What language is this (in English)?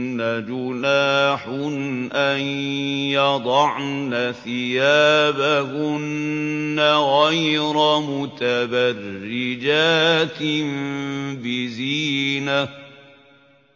Arabic